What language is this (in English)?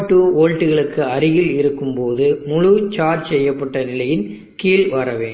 Tamil